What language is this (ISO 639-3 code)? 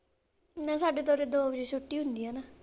pan